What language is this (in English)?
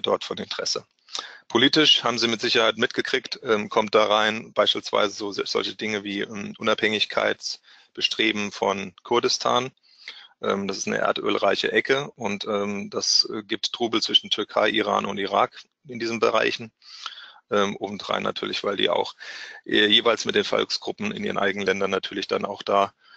German